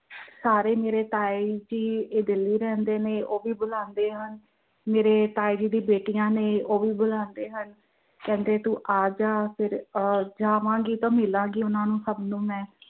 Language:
Punjabi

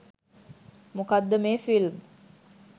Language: Sinhala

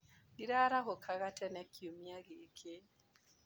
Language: Kikuyu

